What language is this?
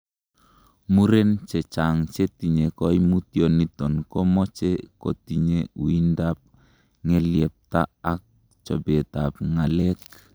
Kalenjin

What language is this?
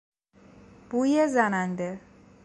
Persian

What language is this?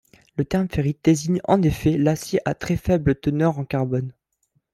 French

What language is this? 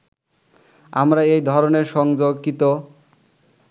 Bangla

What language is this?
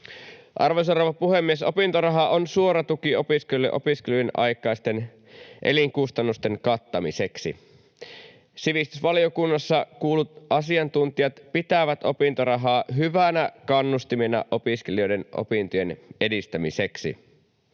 Finnish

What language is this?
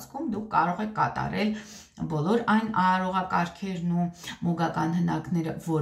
Romanian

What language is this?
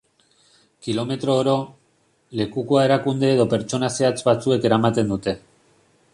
Basque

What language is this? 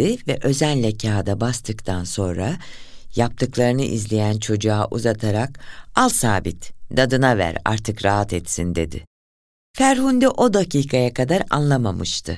Turkish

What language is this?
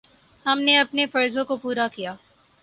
Urdu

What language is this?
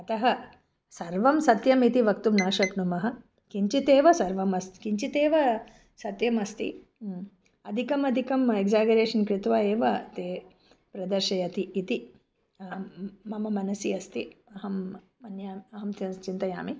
Sanskrit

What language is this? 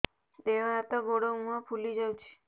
Odia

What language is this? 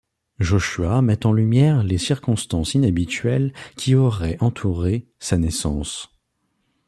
French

